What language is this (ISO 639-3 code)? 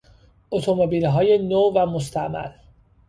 fas